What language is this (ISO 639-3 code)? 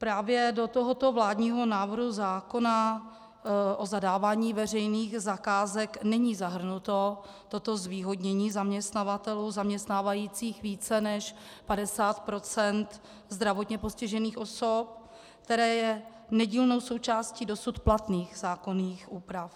ces